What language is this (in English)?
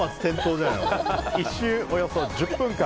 Japanese